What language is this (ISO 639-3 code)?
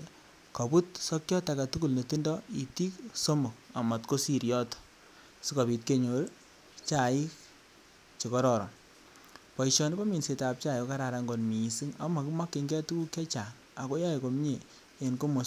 kln